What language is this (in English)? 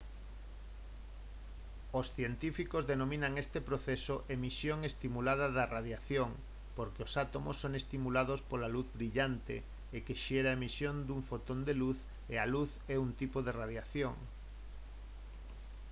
Galician